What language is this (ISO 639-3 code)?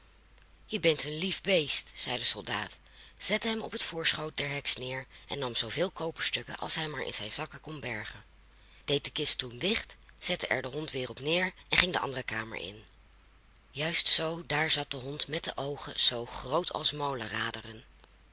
nld